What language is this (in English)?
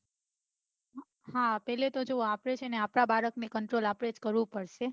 Gujarati